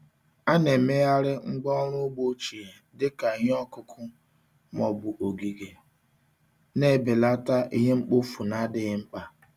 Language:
Igbo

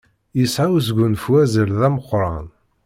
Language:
Kabyle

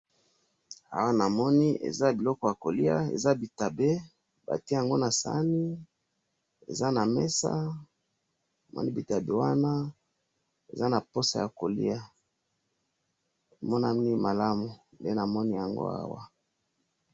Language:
Lingala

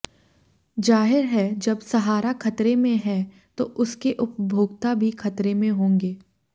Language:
Hindi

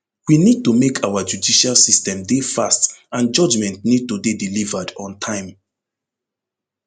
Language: Nigerian Pidgin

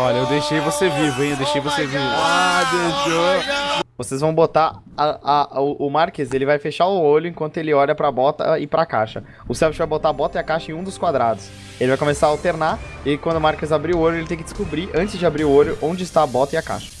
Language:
Portuguese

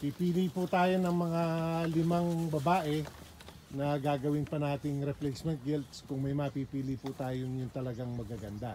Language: Filipino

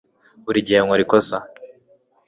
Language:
Kinyarwanda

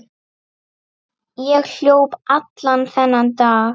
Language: Icelandic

